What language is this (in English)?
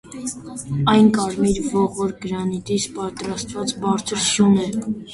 Armenian